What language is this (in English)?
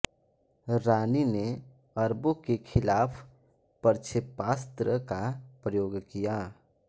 Hindi